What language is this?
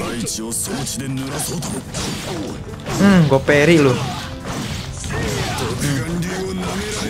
Indonesian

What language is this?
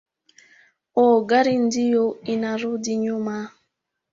Swahili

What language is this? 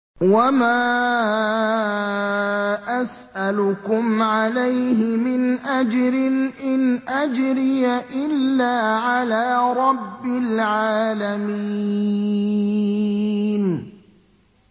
Arabic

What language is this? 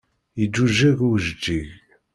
Kabyle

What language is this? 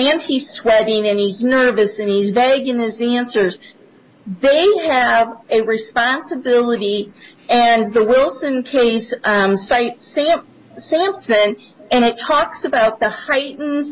English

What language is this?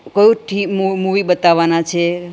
Gujarati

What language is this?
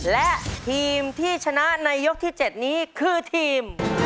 Thai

